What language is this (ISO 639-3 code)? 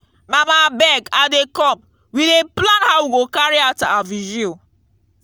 pcm